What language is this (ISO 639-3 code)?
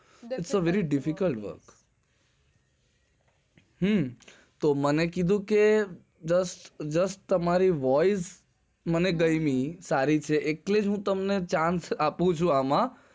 guj